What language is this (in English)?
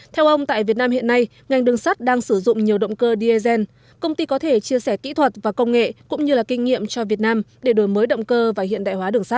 Vietnamese